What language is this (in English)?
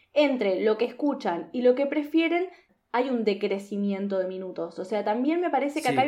Spanish